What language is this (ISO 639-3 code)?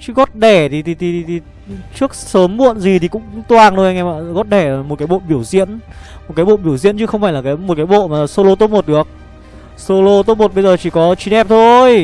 vie